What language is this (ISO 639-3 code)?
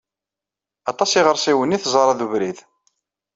kab